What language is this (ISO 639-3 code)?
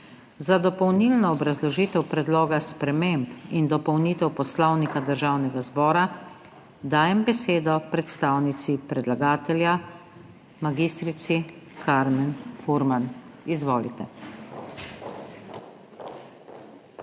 slv